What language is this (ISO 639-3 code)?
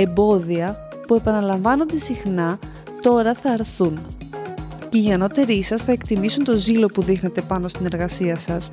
ell